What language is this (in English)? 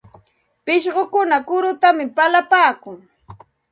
Santa Ana de Tusi Pasco Quechua